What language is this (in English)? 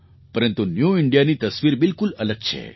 Gujarati